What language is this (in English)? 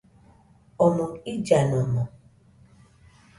Nüpode Huitoto